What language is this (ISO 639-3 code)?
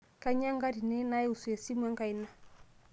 mas